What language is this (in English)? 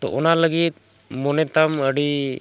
Santali